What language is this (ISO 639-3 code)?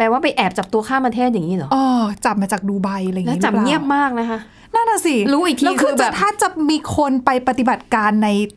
tha